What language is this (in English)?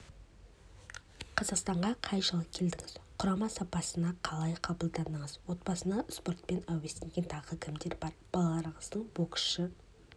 Kazakh